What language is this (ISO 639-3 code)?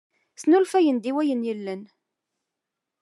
kab